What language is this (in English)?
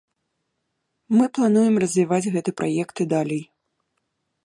Belarusian